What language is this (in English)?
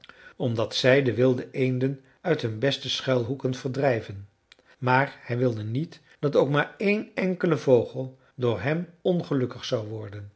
Dutch